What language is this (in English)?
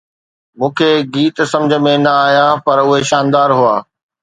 Sindhi